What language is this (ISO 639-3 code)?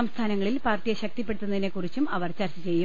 mal